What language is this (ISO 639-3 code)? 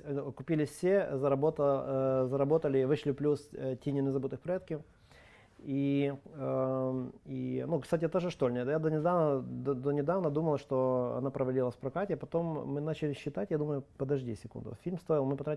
rus